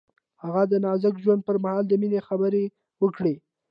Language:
Pashto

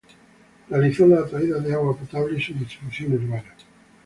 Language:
Spanish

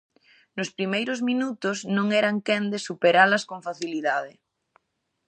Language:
Galician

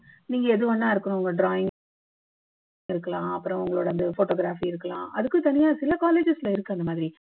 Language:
Tamil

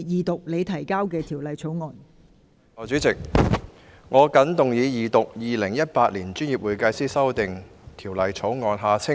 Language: Cantonese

